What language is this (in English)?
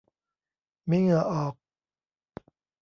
Thai